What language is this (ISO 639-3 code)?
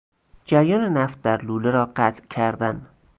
fas